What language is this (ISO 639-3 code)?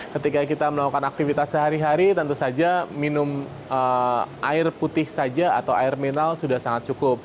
ind